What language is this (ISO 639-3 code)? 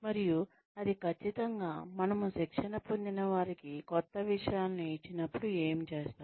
tel